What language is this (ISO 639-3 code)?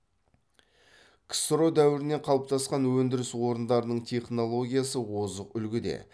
kaz